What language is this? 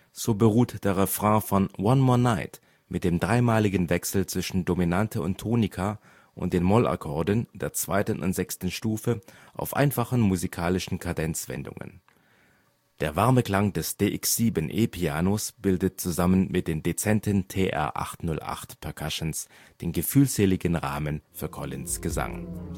German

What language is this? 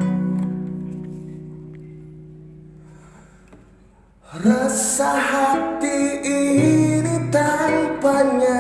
Indonesian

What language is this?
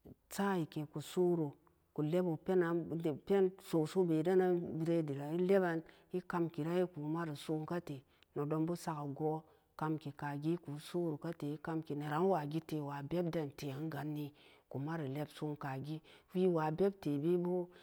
Samba Daka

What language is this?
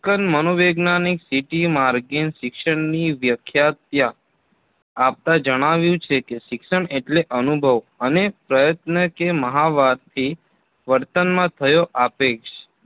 Gujarati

